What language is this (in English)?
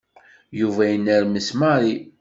Kabyle